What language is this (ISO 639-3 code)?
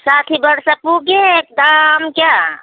nep